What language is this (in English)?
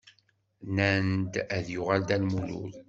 Kabyle